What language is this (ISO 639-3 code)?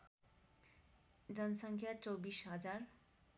nep